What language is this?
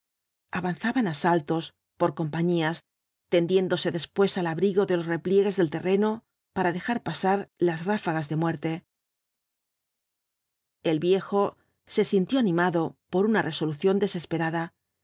Spanish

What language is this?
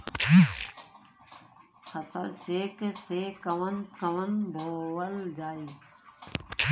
Bhojpuri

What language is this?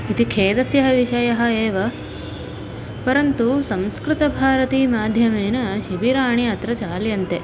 Sanskrit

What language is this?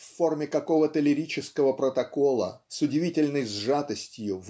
Russian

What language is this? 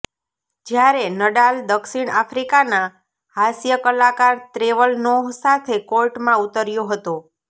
Gujarati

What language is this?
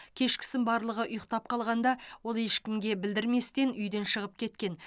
Kazakh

